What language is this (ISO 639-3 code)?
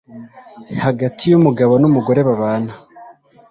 kin